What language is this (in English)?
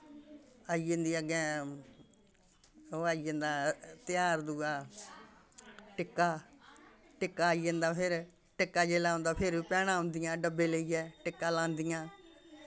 Dogri